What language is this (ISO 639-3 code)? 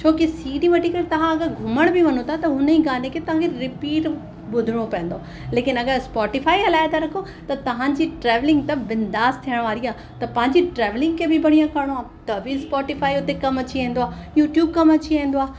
snd